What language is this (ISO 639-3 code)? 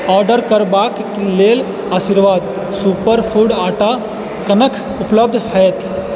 mai